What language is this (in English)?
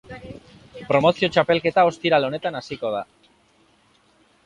Basque